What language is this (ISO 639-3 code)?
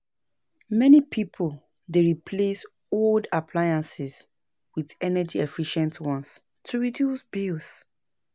pcm